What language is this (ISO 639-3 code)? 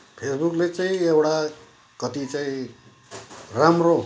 nep